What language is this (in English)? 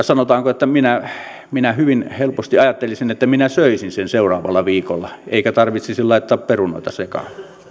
Finnish